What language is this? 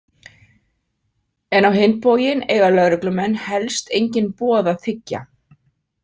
Icelandic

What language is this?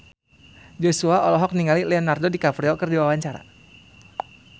Sundanese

